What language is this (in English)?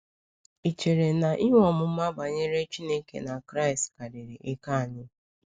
Igbo